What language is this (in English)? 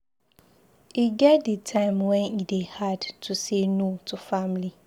Nigerian Pidgin